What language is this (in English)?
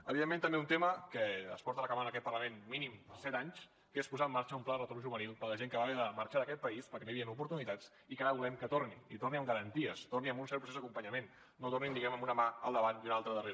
Catalan